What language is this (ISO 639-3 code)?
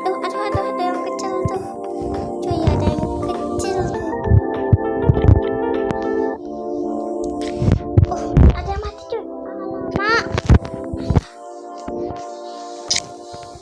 ind